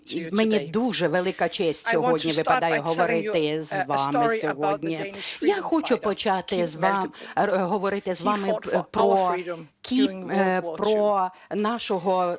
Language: Ukrainian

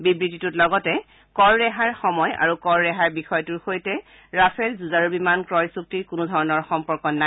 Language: Assamese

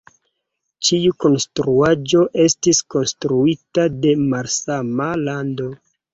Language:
Esperanto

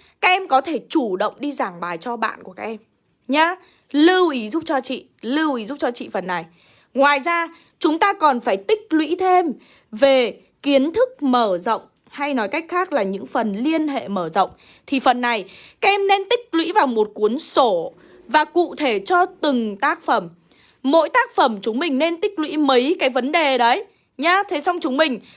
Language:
Vietnamese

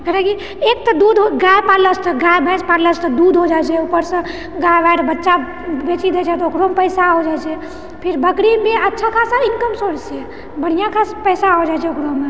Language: Maithili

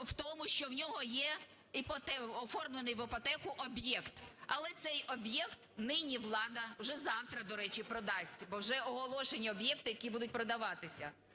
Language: Ukrainian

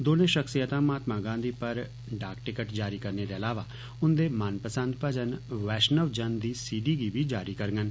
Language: Dogri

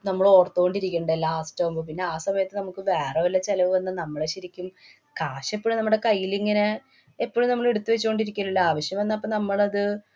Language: Malayalam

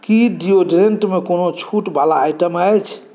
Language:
Maithili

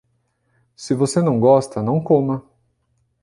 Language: Portuguese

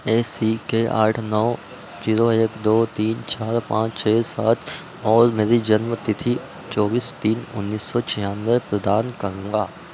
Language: Hindi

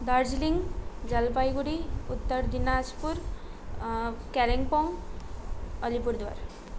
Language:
Nepali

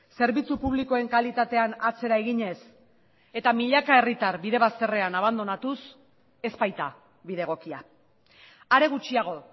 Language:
Basque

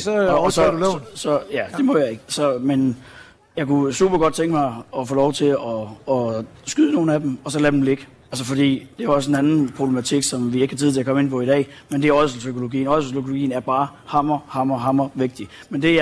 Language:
Danish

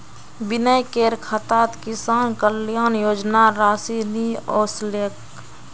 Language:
Magahi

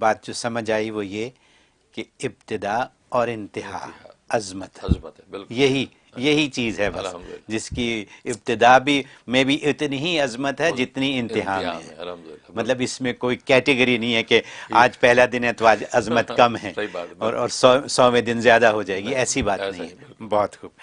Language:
Urdu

